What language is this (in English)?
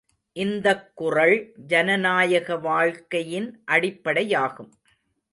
Tamil